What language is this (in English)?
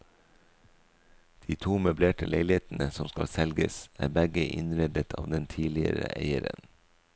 Norwegian